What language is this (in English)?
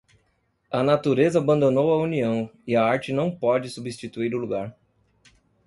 Portuguese